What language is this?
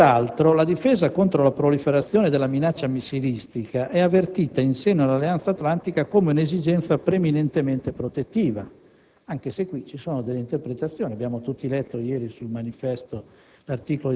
Italian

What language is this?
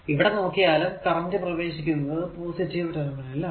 Malayalam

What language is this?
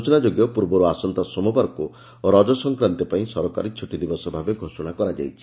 Odia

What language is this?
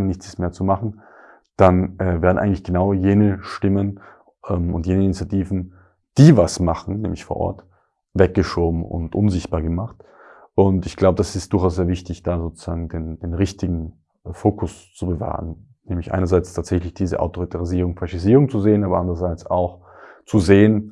German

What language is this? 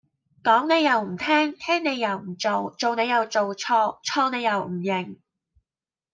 Cantonese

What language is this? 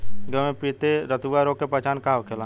Bhojpuri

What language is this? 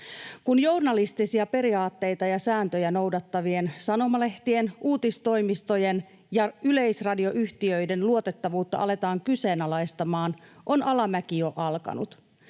Finnish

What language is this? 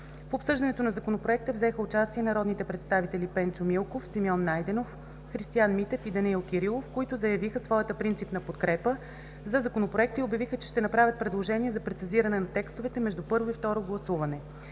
Bulgarian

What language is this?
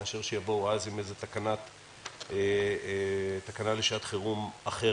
Hebrew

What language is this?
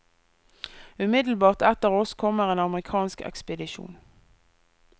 Norwegian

